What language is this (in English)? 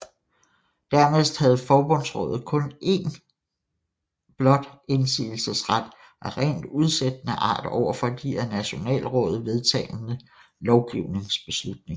Danish